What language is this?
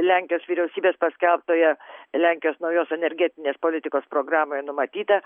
Lithuanian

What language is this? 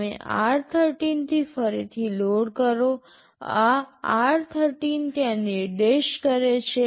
Gujarati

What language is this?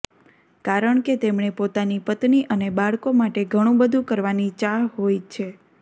Gujarati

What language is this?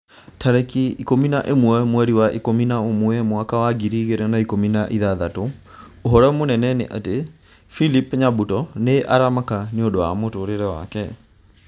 Kikuyu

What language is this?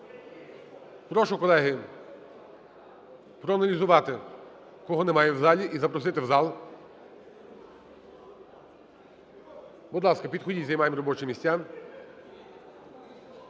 Ukrainian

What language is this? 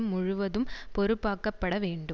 Tamil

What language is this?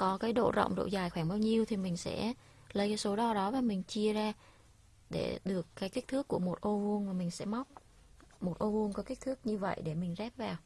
Vietnamese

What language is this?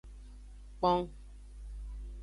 Aja (Benin)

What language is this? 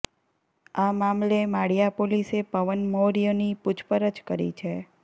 Gujarati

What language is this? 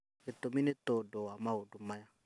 Kikuyu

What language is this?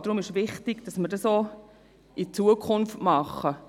Swiss German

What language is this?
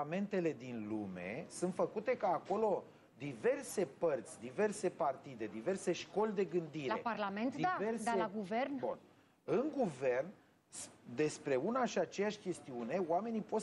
Romanian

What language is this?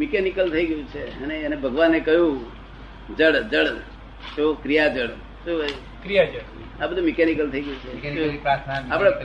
Gujarati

